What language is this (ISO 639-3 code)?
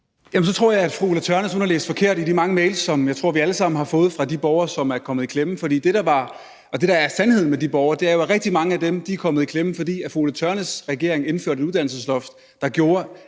dan